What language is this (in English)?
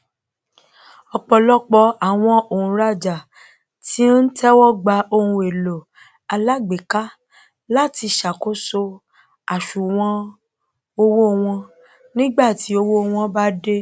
Yoruba